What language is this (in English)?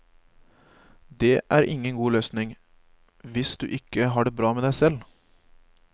Norwegian